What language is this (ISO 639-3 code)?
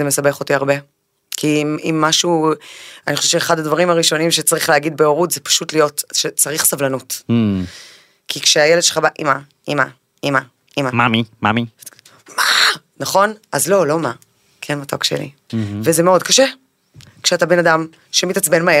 heb